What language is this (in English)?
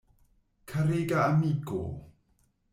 Esperanto